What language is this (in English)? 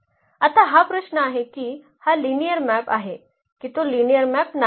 Marathi